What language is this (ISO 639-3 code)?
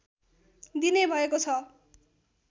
nep